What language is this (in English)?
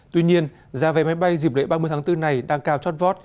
Vietnamese